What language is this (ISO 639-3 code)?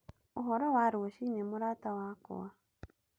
kik